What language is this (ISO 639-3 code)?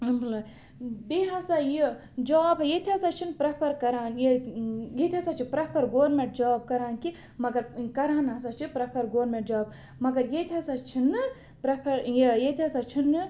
kas